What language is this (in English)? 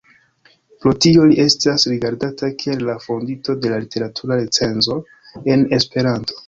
Esperanto